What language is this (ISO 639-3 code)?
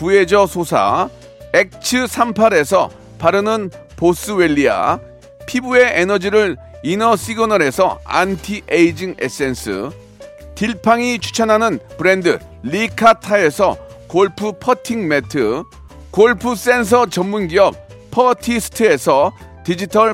kor